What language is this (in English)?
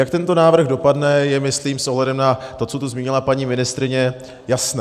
Czech